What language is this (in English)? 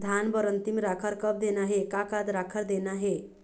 Chhattisgarhi